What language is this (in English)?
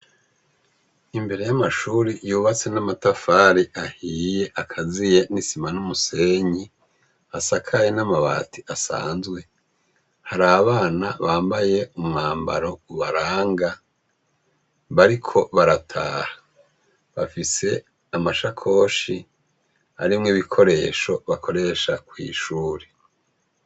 Rundi